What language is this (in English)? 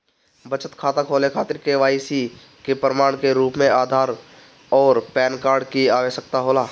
Bhojpuri